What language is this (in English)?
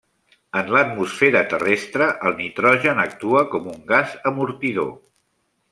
Catalan